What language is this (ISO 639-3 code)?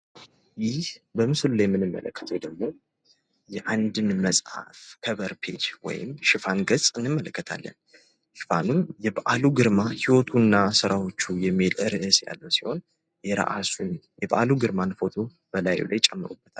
amh